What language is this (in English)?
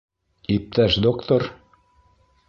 Bashkir